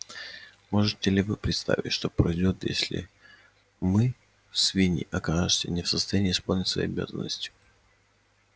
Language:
Russian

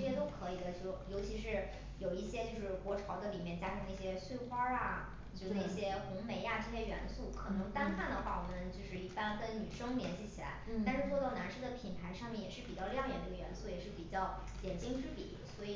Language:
Chinese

